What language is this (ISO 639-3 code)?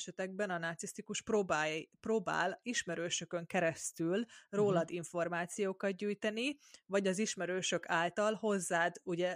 hun